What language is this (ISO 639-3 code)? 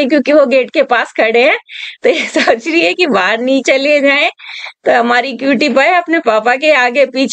hin